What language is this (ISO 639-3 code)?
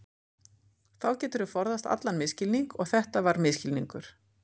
isl